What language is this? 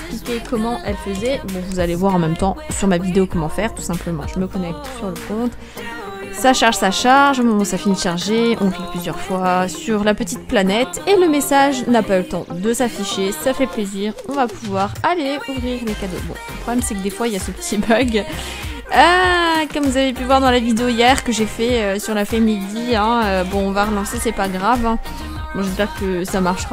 French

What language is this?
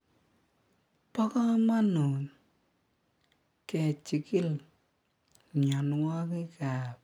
Kalenjin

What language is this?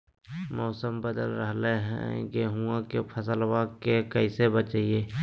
Magahi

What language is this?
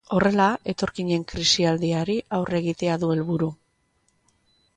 Basque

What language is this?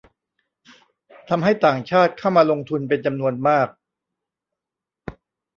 Thai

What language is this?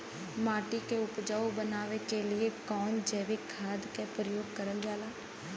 Bhojpuri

